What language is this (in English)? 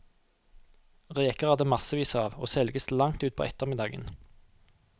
Norwegian